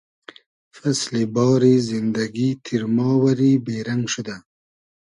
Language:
Hazaragi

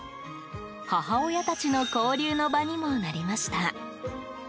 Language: Japanese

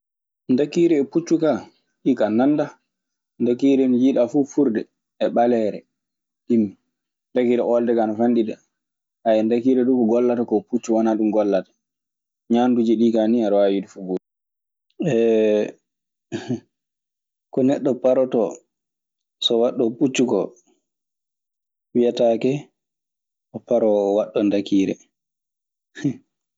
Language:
Maasina Fulfulde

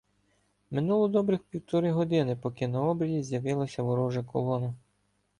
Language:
Ukrainian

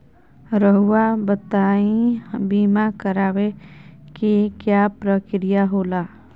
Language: Magahi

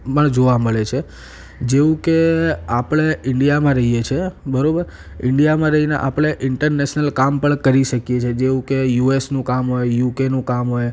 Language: Gujarati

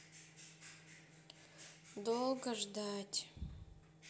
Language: Russian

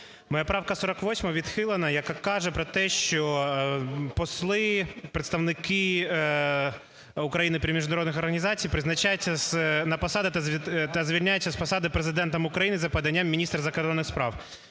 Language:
Ukrainian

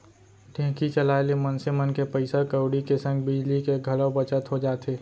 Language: Chhattisgarhi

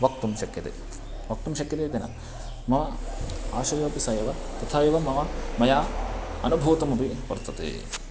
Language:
Sanskrit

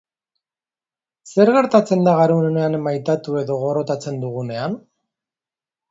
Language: Basque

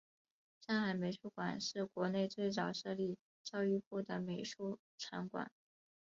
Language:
Chinese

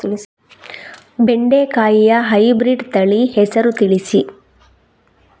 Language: Kannada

